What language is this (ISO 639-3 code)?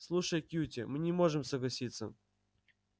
rus